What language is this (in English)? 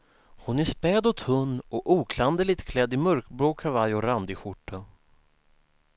Swedish